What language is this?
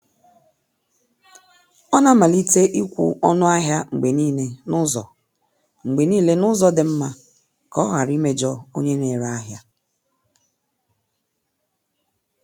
Igbo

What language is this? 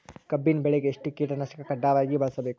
Kannada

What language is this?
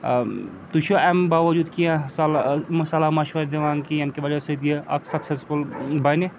Kashmiri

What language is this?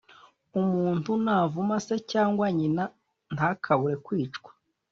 Kinyarwanda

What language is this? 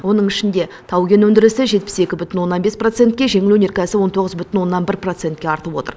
Kazakh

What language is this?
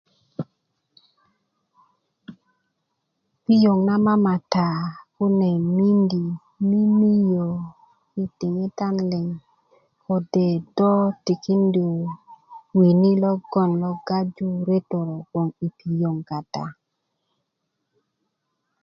Kuku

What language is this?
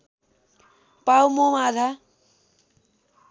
Nepali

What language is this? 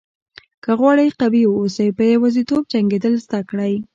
Pashto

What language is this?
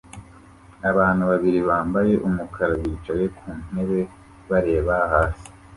Kinyarwanda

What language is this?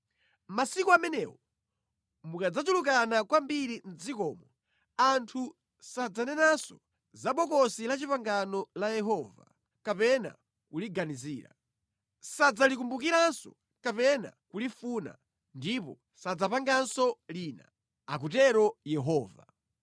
Nyanja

